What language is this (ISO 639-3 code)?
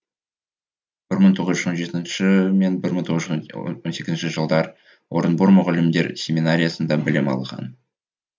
kaz